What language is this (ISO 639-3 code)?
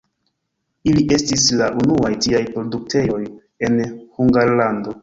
epo